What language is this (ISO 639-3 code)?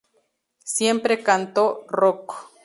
spa